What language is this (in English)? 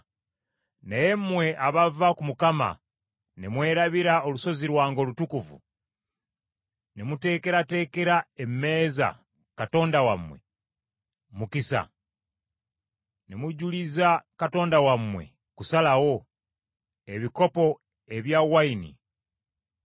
Ganda